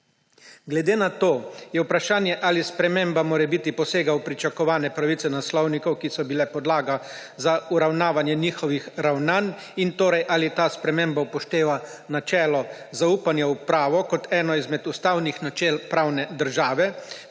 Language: Slovenian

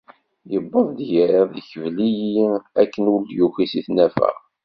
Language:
Kabyle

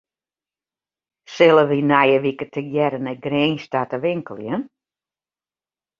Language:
Western Frisian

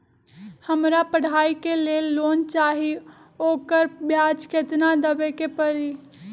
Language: Magahi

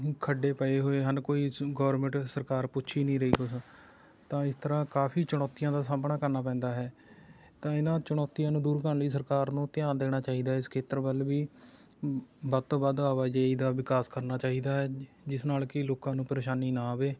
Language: Punjabi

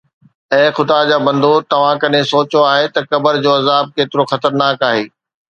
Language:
Sindhi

